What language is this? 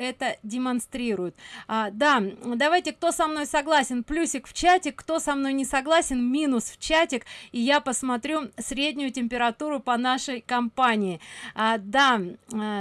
Russian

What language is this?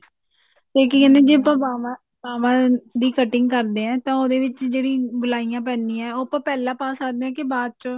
Punjabi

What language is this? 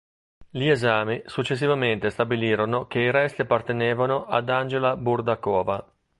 Italian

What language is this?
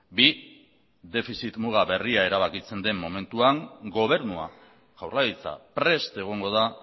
Basque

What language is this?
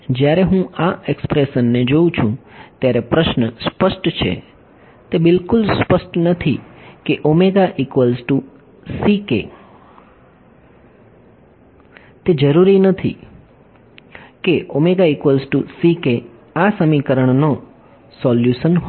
Gujarati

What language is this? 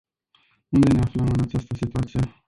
Romanian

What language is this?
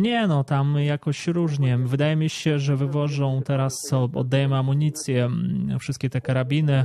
Polish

